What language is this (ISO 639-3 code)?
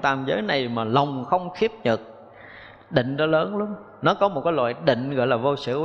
vie